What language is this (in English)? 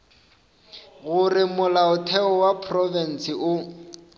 Northern Sotho